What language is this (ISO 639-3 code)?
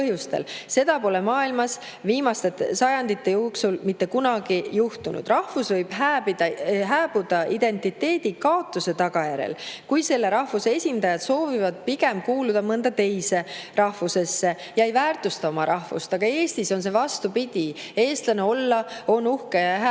est